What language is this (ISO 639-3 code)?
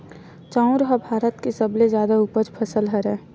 hne